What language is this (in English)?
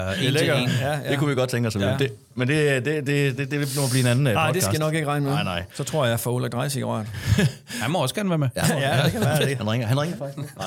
Danish